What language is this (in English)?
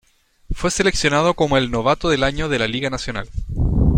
Spanish